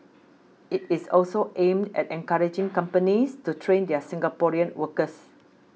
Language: English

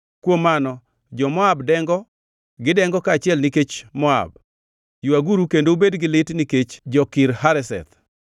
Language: Luo (Kenya and Tanzania)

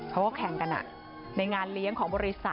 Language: Thai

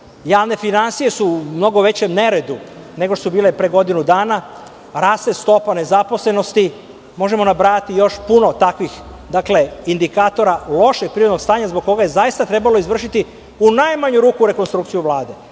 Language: Serbian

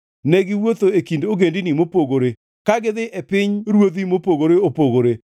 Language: Luo (Kenya and Tanzania)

